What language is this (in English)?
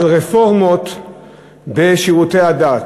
Hebrew